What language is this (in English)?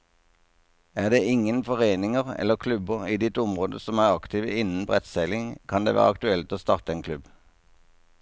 Norwegian